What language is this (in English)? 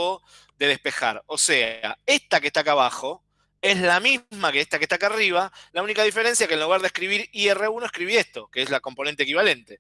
Spanish